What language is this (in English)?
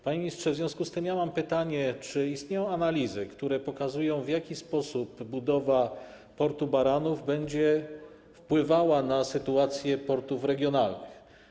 Polish